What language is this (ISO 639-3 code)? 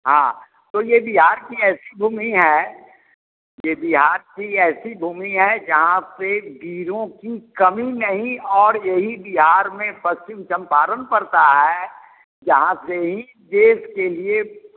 hin